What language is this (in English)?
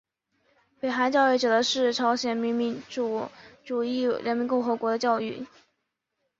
Chinese